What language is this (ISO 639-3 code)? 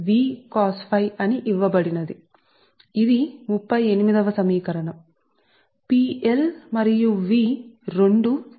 tel